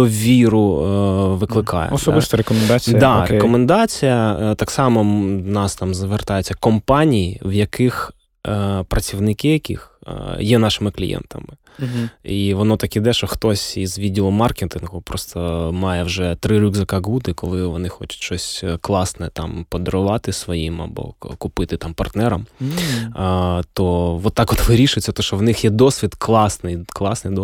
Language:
Ukrainian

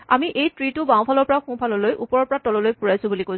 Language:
Assamese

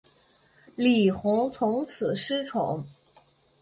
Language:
Chinese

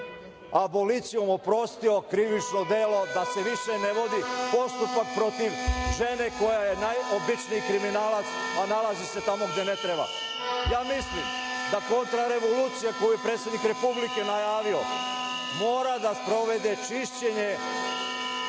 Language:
Serbian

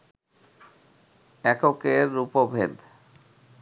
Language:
Bangla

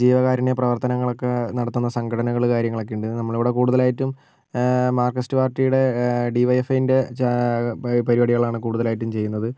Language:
Malayalam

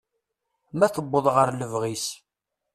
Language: Kabyle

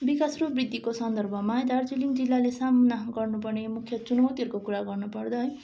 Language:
Nepali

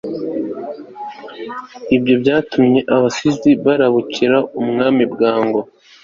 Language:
Kinyarwanda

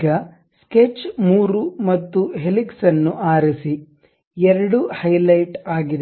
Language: Kannada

